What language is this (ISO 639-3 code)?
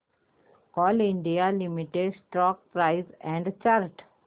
mar